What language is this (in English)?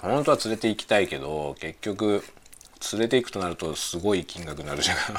Japanese